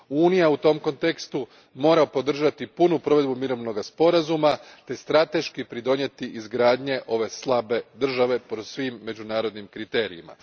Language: Croatian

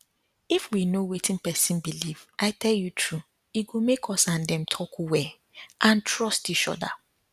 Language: Nigerian Pidgin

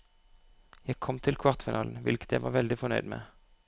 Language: Norwegian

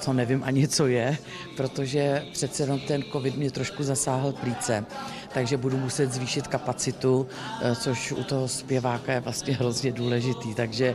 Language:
Czech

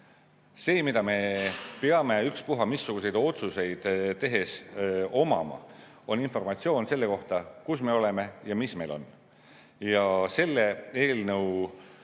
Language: Estonian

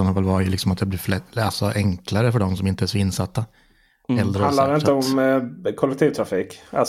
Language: Swedish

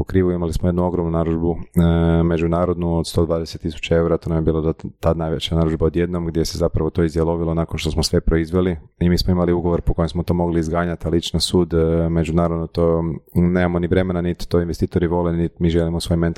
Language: Croatian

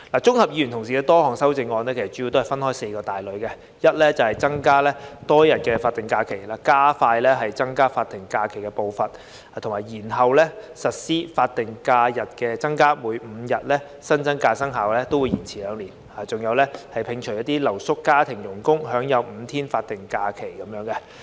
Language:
Cantonese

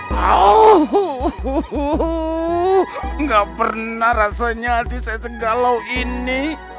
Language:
Indonesian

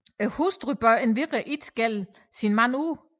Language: Danish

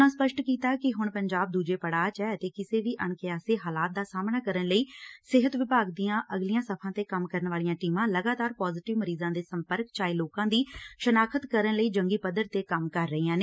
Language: Punjabi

